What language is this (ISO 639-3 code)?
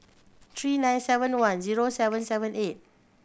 eng